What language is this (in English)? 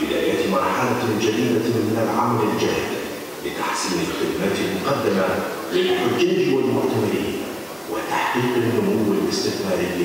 Arabic